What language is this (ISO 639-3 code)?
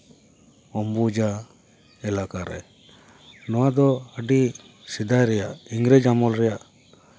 sat